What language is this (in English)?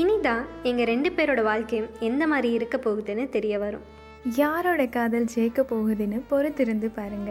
Tamil